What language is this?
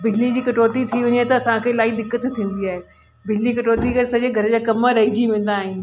Sindhi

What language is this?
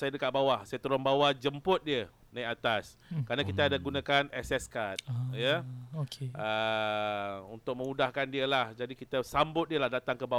Malay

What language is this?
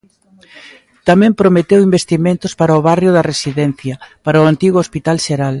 Galician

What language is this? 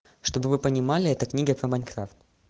Russian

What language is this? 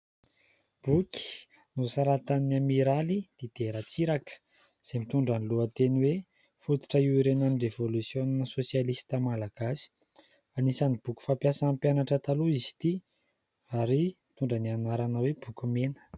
Malagasy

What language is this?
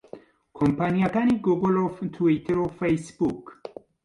Central Kurdish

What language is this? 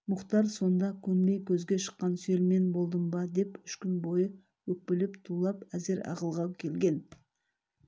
Kazakh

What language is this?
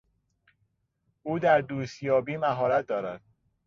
Persian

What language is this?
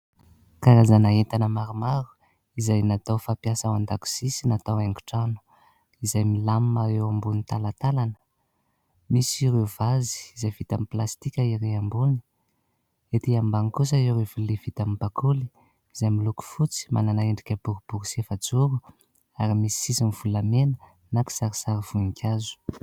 Malagasy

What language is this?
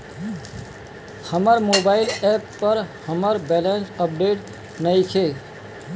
Bhojpuri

